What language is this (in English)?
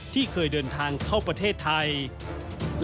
Thai